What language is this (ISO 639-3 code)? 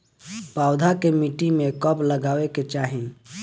bho